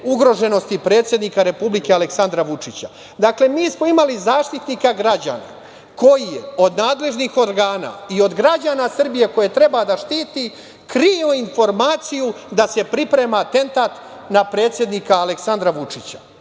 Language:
Serbian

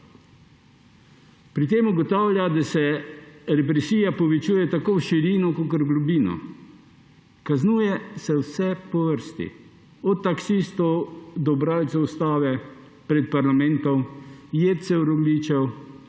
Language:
Slovenian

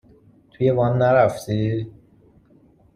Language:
Persian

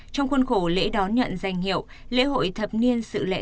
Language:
Vietnamese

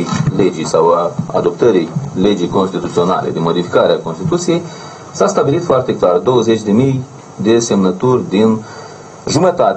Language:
Romanian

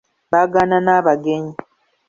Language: Ganda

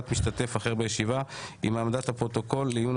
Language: Hebrew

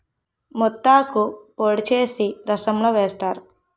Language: Telugu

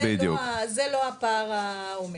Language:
Hebrew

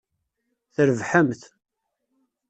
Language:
Kabyle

